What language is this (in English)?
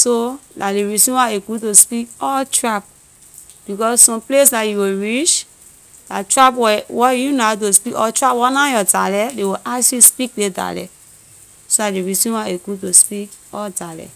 Liberian English